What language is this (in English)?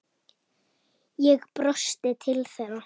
Icelandic